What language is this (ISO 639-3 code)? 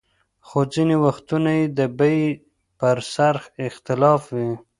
pus